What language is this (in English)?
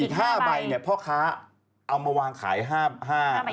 Thai